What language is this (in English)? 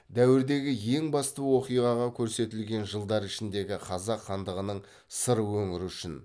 Kazakh